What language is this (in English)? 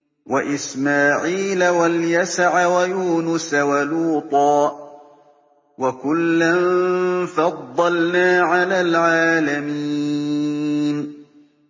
Arabic